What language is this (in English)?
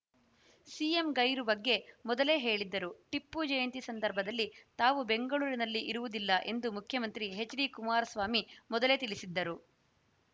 Kannada